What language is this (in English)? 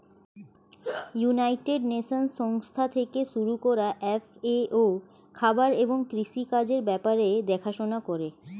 Bangla